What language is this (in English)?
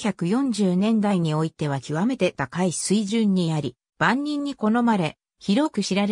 Japanese